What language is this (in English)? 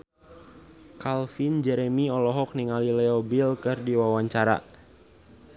Sundanese